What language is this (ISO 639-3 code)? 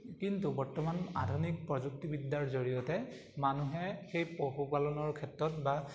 asm